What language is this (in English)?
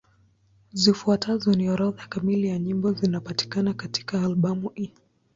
Swahili